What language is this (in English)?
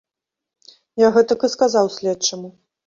Belarusian